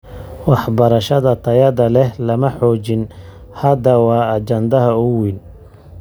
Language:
Somali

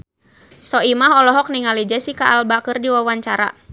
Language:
Sundanese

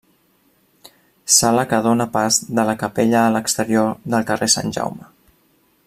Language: Catalan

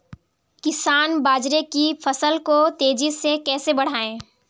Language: Hindi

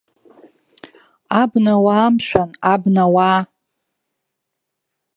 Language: Abkhazian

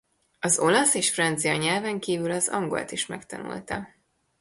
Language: Hungarian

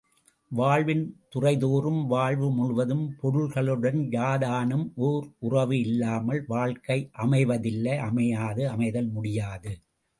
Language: Tamil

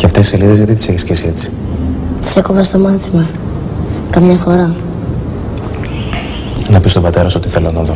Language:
Greek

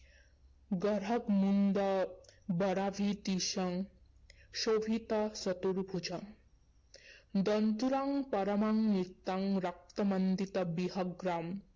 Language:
Assamese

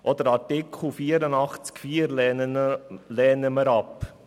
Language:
Swiss German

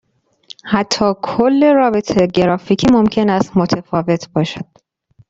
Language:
Persian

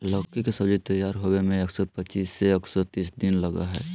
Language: Magahi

